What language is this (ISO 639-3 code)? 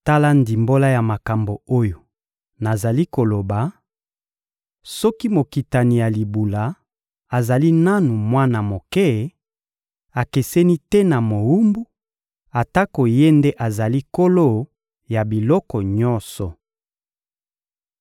lin